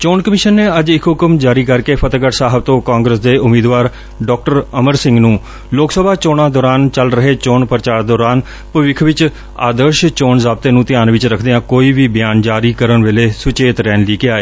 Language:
Punjabi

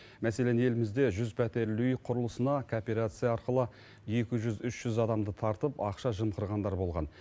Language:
Kazakh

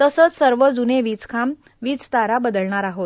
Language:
Marathi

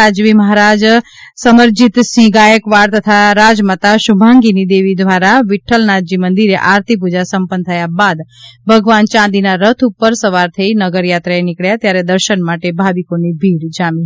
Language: Gujarati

